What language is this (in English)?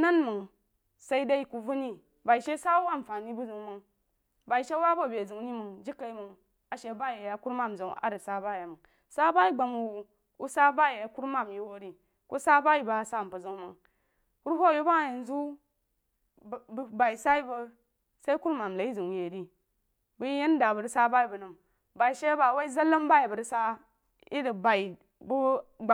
Jiba